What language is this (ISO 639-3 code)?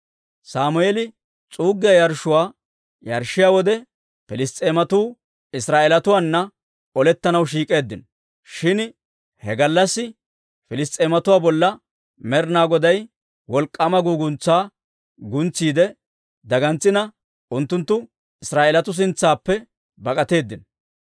dwr